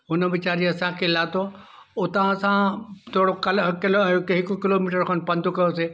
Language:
Sindhi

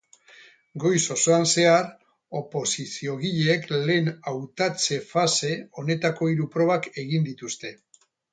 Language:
Basque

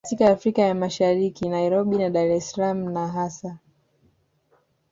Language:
Swahili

